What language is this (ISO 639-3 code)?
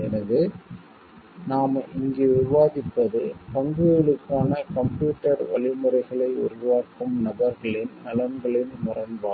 tam